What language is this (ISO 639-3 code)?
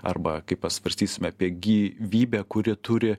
lit